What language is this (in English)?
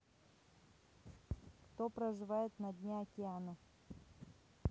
Russian